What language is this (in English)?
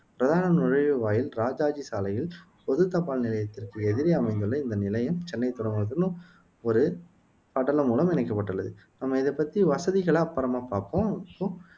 Tamil